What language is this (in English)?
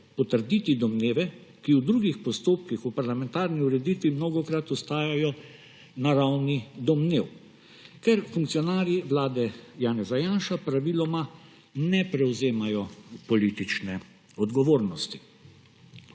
Slovenian